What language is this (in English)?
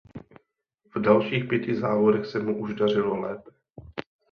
Czech